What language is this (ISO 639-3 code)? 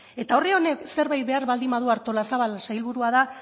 eus